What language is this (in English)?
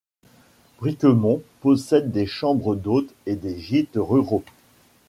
French